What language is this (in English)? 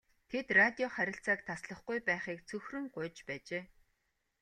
Mongolian